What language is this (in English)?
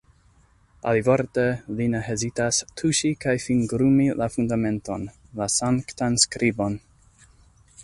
Esperanto